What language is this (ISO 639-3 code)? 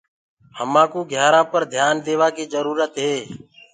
ggg